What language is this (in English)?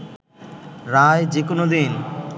Bangla